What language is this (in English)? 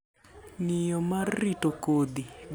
Luo (Kenya and Tanzania)